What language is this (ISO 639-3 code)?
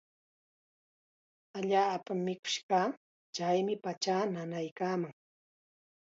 qxa